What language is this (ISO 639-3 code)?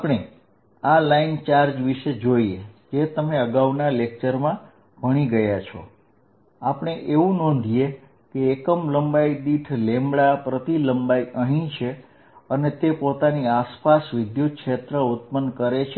guj